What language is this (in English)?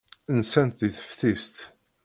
Kabyle